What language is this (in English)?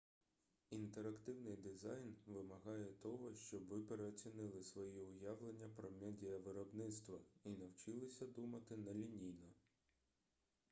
Ukrainian